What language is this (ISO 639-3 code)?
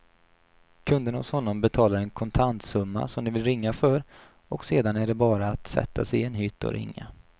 swe